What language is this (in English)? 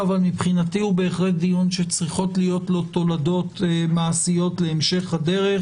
Hebrew